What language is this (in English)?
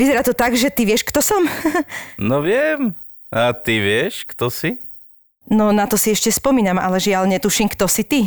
Slovak